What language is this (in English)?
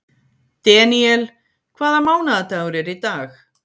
Icelandic